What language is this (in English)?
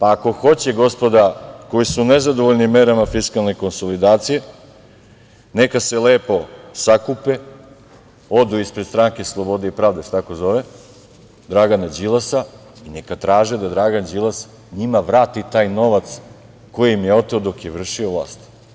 Serbian